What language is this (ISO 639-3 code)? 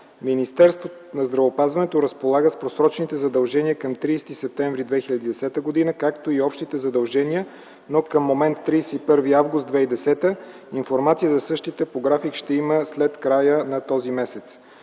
bul